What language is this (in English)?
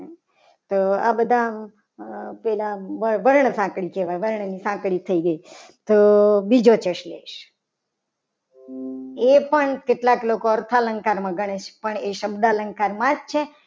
Gujarati